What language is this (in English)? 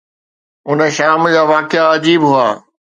Sindhi